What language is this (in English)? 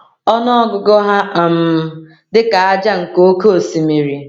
Igbo